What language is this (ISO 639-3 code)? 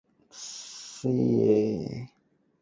yue